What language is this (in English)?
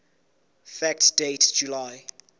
Southern Sotho